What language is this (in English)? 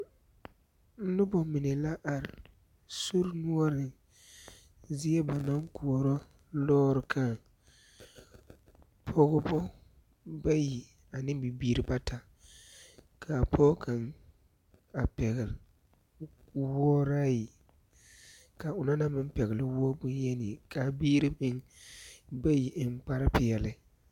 Southern Dagaare